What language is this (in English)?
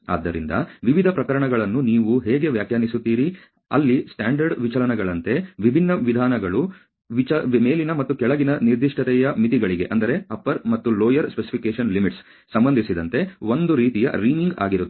Kannada